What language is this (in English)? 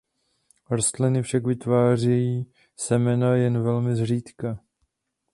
Czech